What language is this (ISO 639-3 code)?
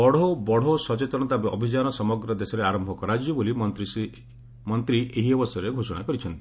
ori